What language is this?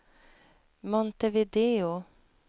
Swedish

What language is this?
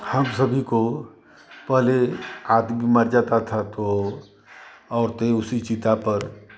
Hindi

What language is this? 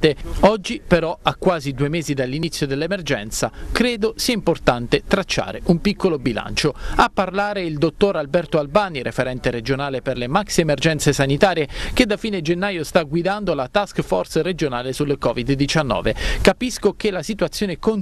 Italian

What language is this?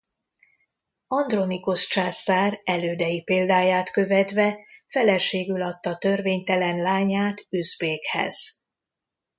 Hungarian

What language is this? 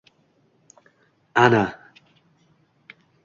Uzbek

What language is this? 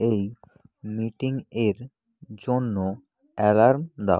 Bangla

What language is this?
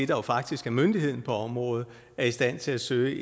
Danish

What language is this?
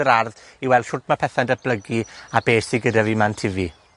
Welsh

